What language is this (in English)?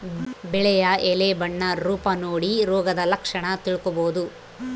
Kannada